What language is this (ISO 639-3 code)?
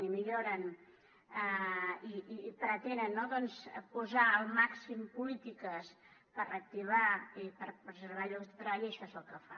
cat